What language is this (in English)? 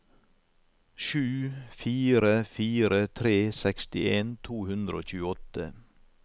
Norwegian